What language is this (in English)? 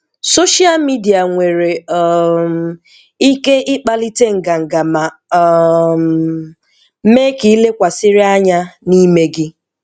Igbo